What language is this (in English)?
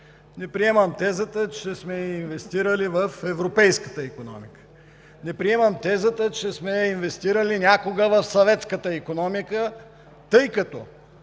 Bulgarian